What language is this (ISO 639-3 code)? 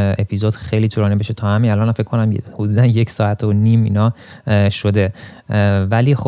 fas